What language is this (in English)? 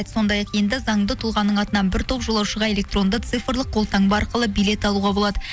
Kazakh